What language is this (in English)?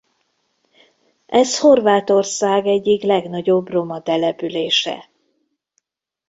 Hungarian